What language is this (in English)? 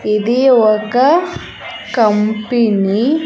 Telugu